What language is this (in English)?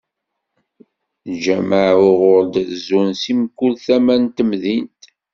Kabyle